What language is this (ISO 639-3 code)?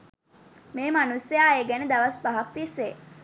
sin